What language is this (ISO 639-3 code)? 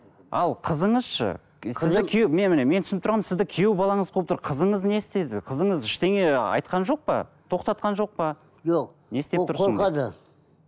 kaz